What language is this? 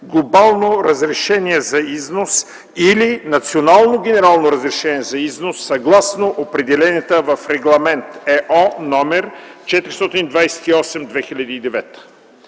Bulgarian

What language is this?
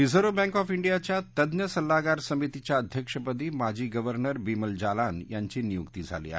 Marathi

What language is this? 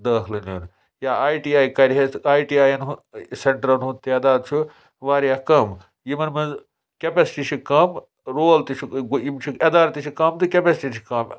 Kashmiri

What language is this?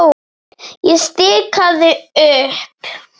Icelandic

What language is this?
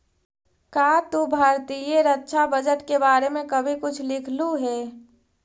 Magahi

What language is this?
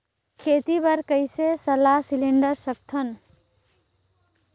Chhattisgarhi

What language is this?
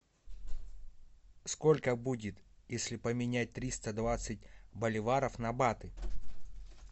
Russian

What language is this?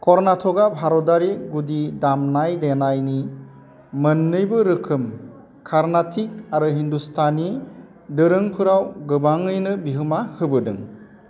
Bodo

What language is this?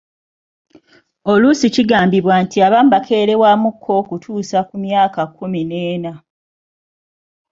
Ganda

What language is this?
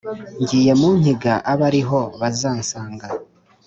Kinyarwanda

